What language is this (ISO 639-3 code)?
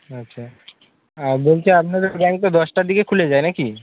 ben